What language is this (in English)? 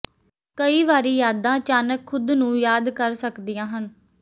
Punjabi